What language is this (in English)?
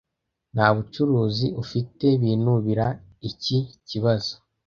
Kinyarwanda